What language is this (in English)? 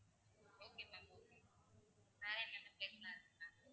Tamil